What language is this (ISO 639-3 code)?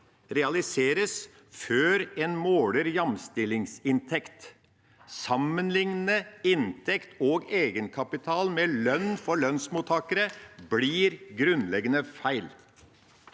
nor